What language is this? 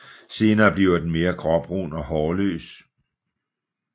Danish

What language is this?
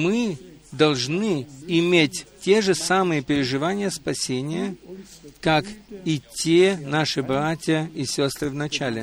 Russian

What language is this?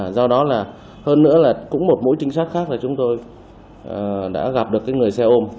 Vietnamese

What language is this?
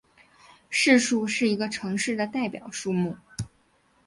Chinese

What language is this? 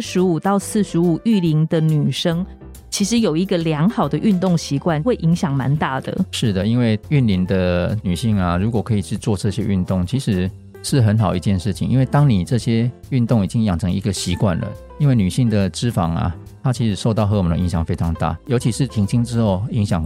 Chinese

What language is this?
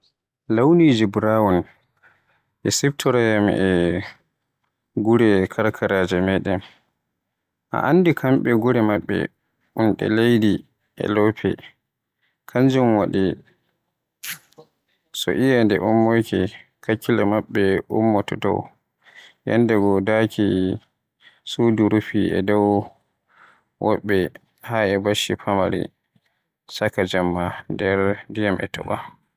Western Niger Fulfulde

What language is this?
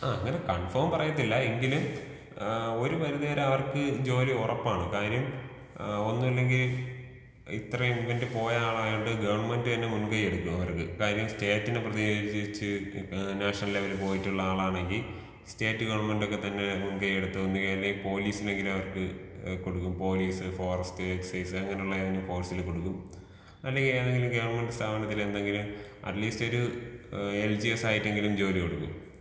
Malayalam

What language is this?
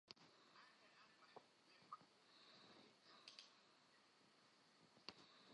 Central Kurdish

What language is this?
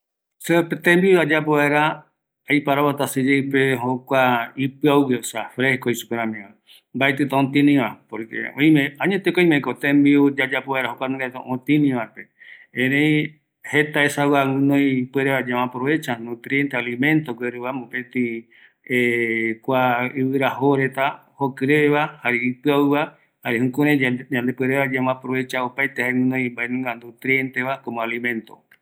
Eastern Bolivian Guaraní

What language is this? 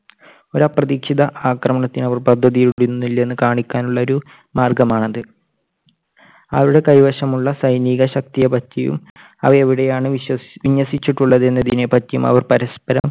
Malayalam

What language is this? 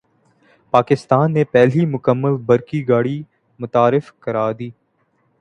Urdu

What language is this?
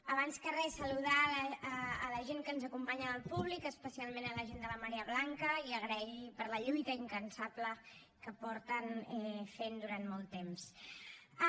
Catalan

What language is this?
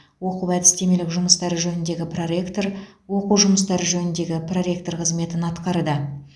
Kazakh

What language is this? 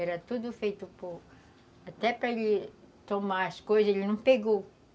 Portuguese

